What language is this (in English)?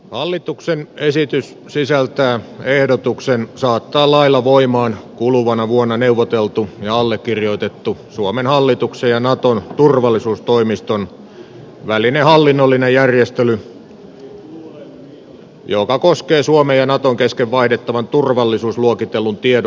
Finnish